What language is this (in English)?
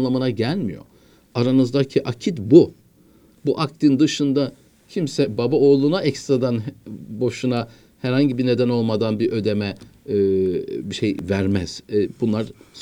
Turkish